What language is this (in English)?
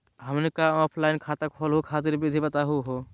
Magahi